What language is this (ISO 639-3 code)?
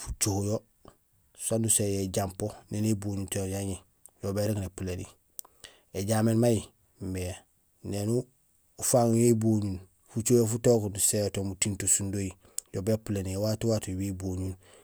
gsl